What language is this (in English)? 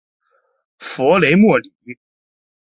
Chinese